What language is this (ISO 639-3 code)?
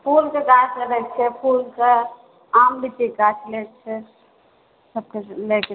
mai